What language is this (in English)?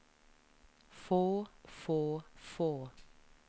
Norwegian